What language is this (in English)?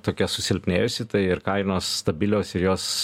Lithuanian